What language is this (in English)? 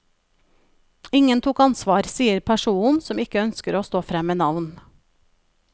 Norwegian